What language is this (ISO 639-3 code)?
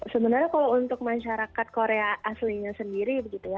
ind